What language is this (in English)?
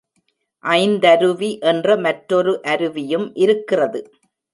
Tamil